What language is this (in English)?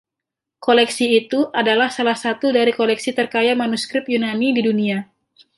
Indonesian